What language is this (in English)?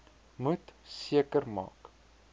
Afrikaans